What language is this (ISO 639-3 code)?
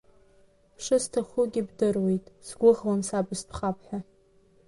abk